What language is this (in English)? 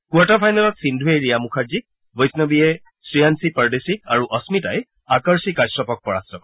Assamese